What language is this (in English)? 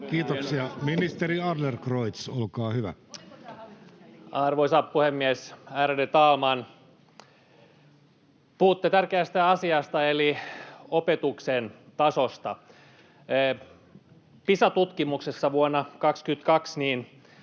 Finnish